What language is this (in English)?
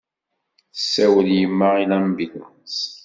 Kabyle